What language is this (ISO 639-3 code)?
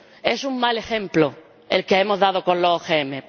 spa